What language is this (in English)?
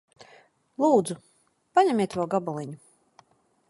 Latvian